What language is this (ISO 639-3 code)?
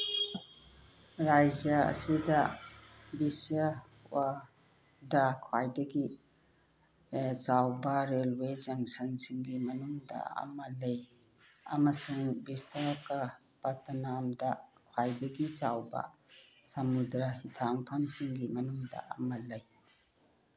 mni